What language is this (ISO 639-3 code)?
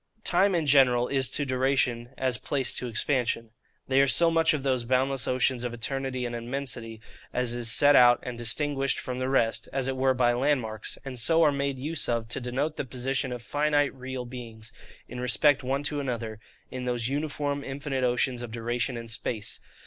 eng